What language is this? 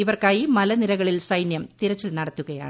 Malayalam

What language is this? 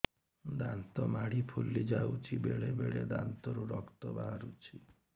Odia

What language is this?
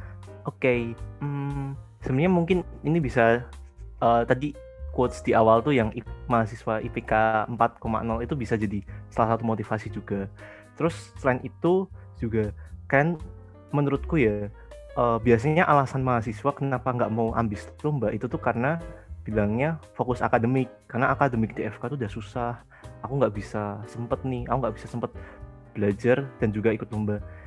Indonesian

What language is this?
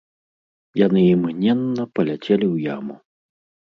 Belarusian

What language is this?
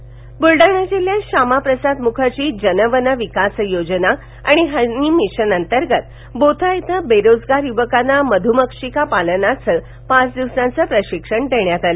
Marathi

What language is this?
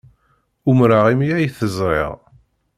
Kabyle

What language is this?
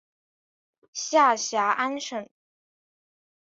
Chinese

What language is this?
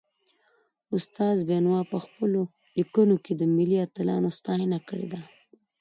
Pashto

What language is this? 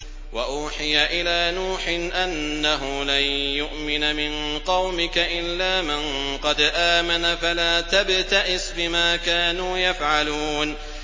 Arabic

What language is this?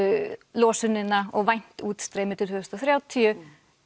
Icelandic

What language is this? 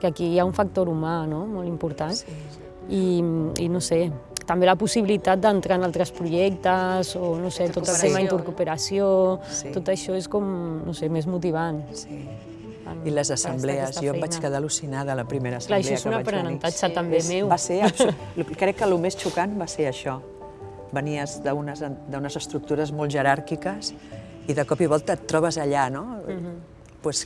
Catalan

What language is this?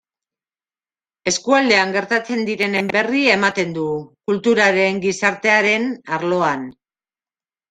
Basque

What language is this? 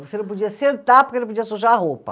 Portuguese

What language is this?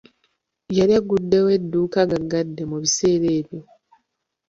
Ganda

